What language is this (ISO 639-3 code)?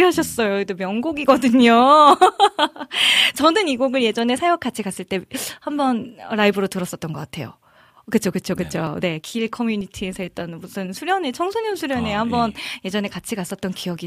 kor